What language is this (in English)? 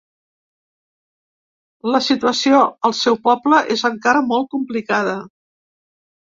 Catalan